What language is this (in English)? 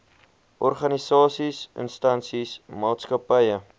Afrikaans